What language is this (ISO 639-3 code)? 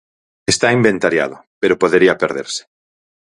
glg